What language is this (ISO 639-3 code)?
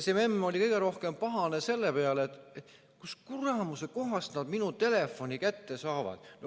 est